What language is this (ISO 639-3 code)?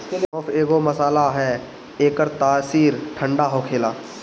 bho